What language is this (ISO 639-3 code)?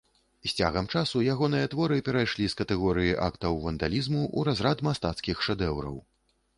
bel